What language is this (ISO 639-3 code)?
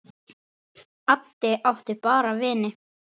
isl